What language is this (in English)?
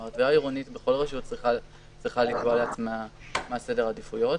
Hebrew